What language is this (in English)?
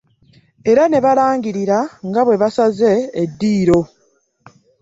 Ganda